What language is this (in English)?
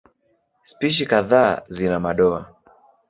Swahili